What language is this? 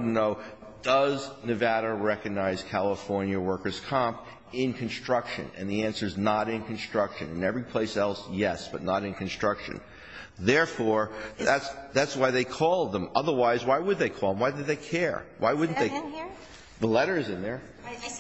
English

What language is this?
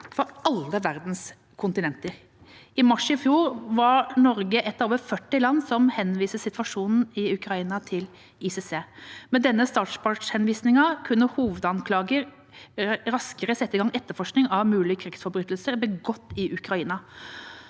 Norwegian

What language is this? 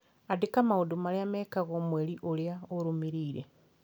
Kikuyu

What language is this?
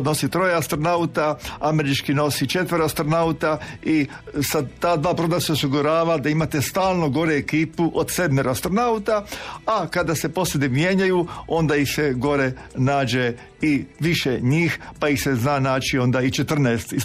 Croatian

